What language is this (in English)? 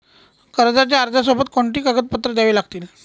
Marathi